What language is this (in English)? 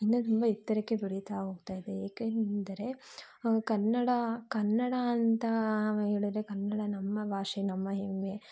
Kannada